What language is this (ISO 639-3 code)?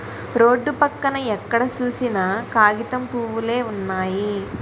tel